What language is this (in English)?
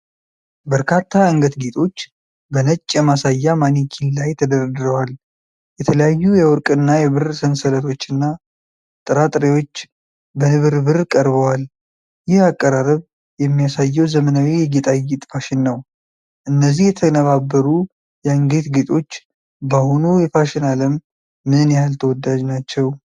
Amharic